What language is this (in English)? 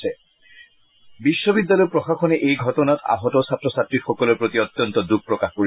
Assamese